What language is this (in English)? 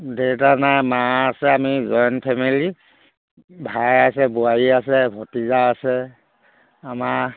Assamese